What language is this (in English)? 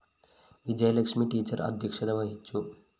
Malayalam